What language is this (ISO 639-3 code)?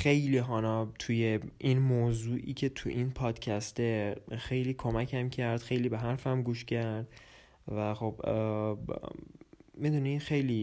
fas